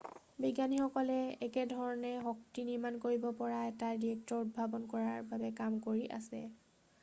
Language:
Assamese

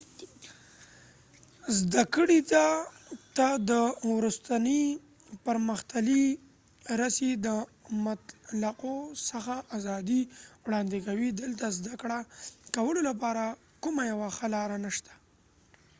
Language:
Pashto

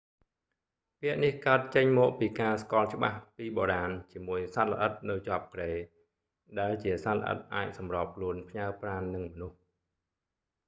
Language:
Khmer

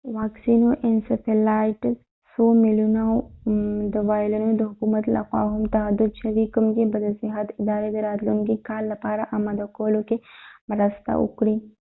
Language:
Pashto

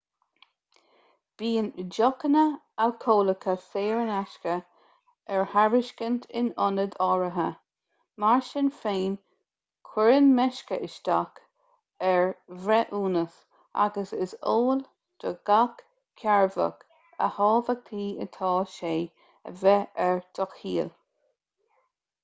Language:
Irish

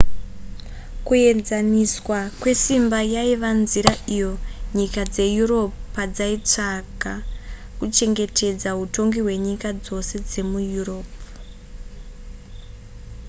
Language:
Shona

